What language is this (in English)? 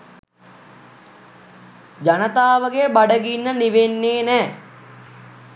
Sinhala